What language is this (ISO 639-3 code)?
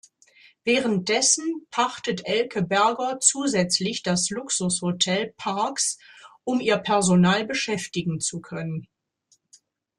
deu